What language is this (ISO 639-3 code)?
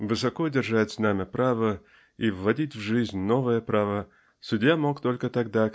rus